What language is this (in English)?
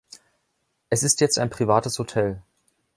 German